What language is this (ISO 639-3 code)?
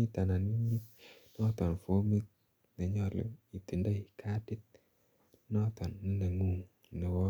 kln